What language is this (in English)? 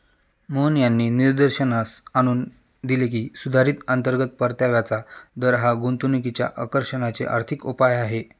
Marathi